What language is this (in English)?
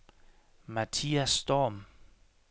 Danish